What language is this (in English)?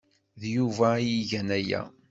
Kabyle